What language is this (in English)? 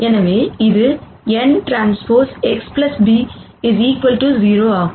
Tamil